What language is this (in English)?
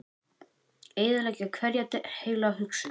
Icelandic